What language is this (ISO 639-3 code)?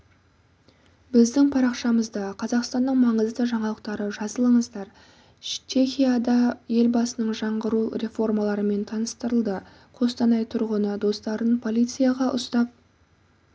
kaz